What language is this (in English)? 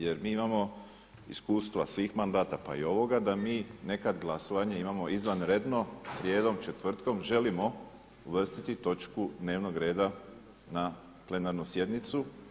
Croatian